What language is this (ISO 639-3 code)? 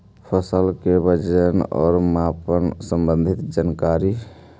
mag